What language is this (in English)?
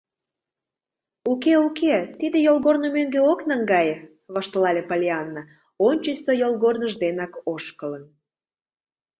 Mari